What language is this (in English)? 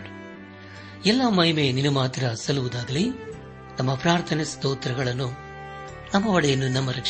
Kannada